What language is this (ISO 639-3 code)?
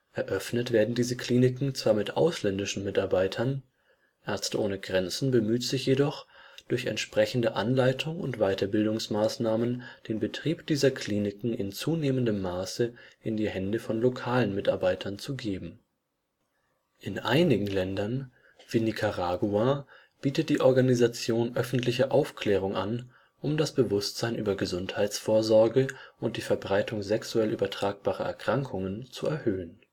deu